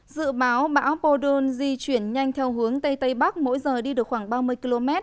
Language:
Vietnamese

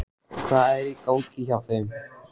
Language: Icelandic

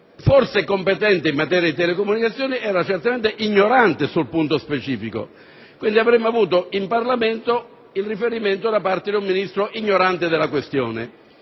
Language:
Italian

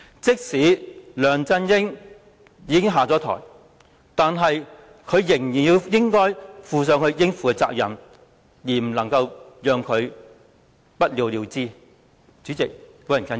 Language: Cantonese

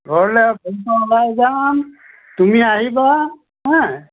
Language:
Assamese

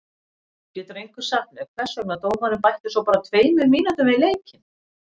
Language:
Icelandic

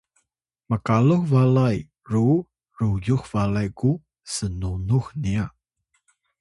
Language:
Atayal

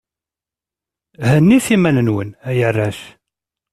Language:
Kabyle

